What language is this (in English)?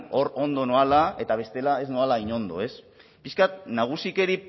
Basque